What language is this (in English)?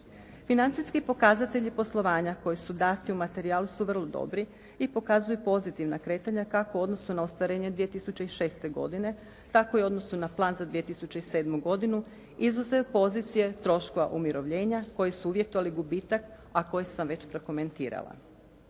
Croatian